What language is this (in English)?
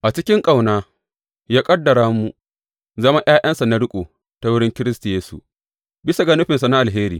Hausa